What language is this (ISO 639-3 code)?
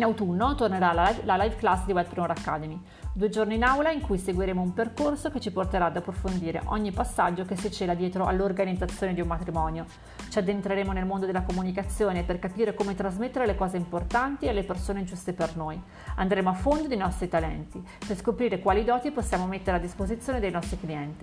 ita